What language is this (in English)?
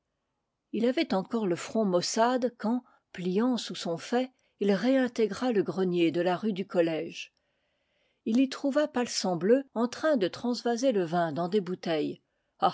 French